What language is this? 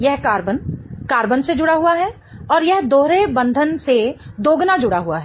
Hindi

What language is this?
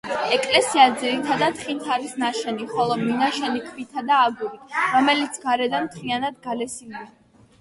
Georgian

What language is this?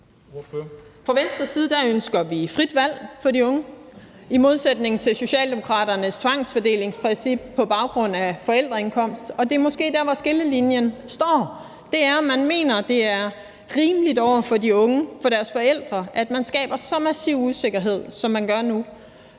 Danish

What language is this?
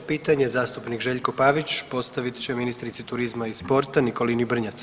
Croatian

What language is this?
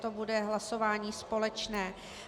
Czech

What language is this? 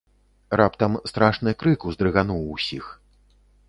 Belarusian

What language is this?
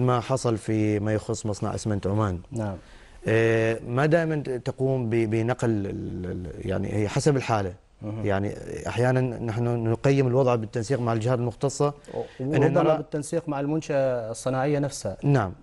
Arabic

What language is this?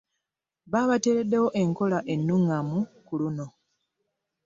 Ganda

